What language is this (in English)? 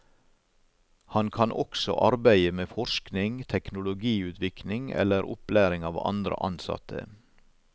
Norwegian